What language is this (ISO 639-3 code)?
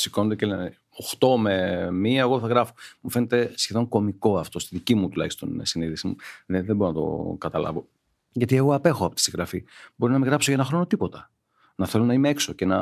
ell